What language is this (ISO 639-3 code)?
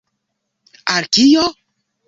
epo